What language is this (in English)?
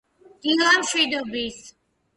Georgian